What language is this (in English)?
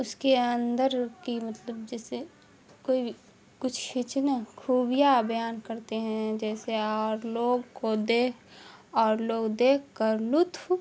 Urdu